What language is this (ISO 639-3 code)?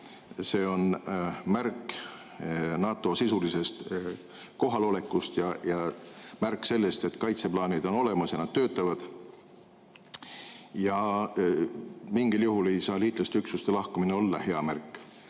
est